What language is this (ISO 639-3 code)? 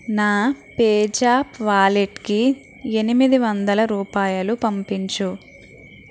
tel